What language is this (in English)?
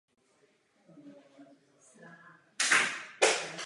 Czech